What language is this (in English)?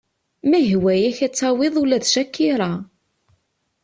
Kabyle